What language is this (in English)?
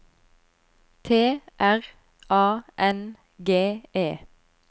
Norwegian